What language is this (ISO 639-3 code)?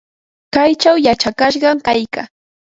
qva